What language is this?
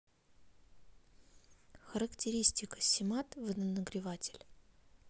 Russian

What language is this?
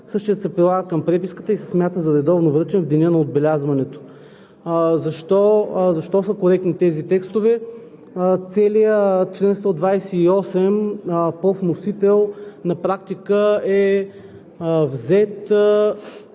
Bulgarian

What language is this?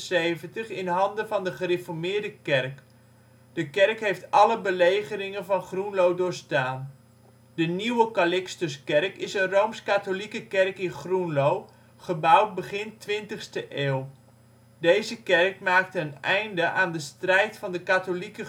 Dutch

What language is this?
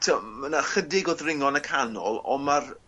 Welsh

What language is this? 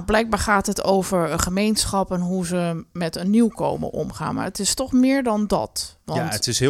Dutch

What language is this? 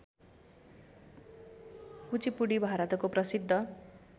Nepali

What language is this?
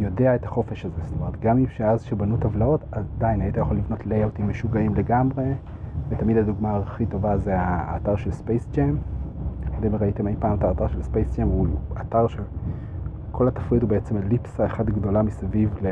Hebrew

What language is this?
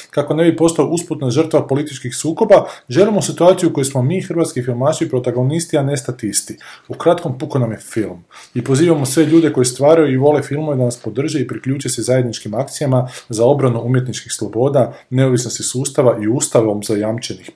Croatian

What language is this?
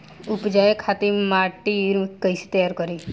Bhojpuri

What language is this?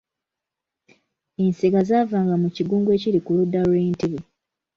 Ganda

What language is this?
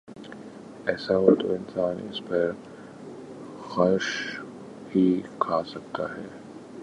Urdu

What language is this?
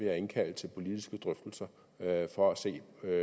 Danish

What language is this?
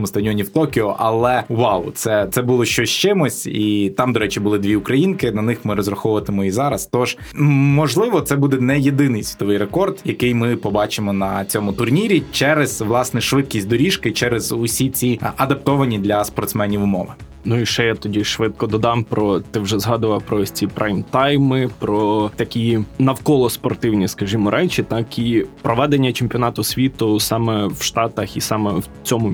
Ukrainian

